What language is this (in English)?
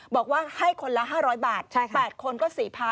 Thai